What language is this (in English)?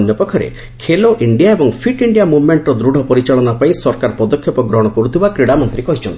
Odia